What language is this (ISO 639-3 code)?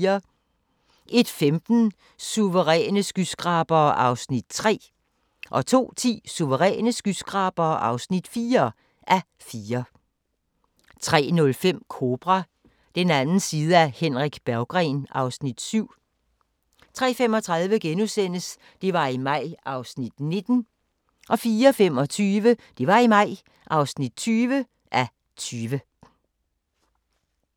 dan